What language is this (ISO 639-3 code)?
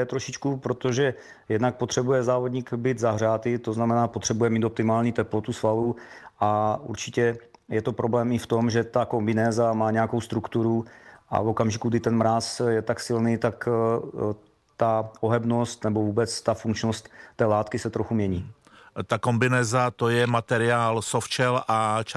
ces